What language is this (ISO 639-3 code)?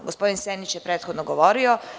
srp